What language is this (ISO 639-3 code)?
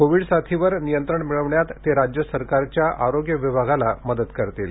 mar